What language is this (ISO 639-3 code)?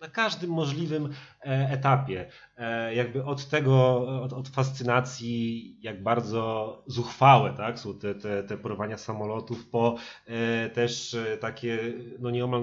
pol